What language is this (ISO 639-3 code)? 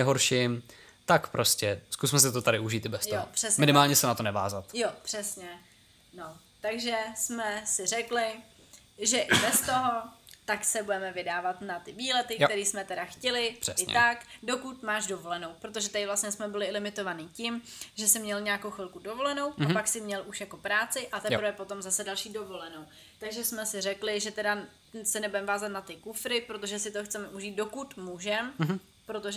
ces